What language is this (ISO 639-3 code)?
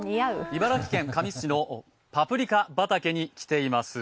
jpn